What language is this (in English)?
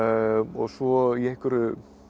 Icelandic